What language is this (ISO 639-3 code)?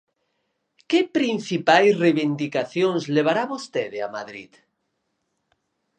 glg